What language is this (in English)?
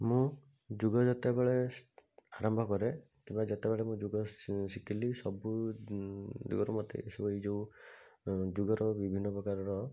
Odia